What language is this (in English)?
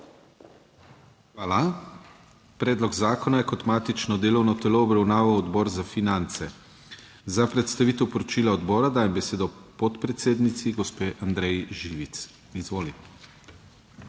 Slovenian